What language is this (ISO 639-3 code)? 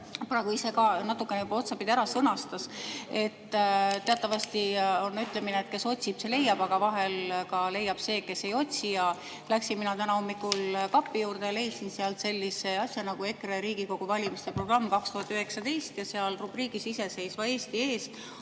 est